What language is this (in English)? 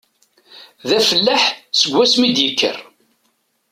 Kabyle